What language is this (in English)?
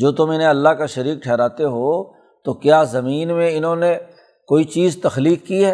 Urdu